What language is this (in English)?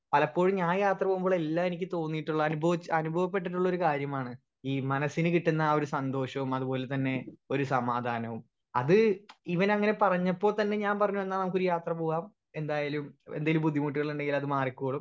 Malayalam